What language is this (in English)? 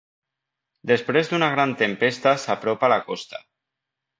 Catalan